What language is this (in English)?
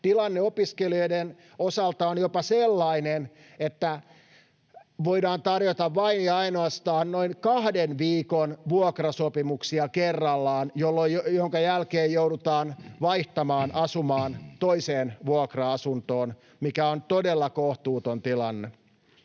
Finnish